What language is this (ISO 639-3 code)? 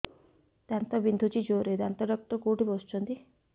ori